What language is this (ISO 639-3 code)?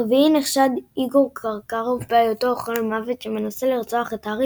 heb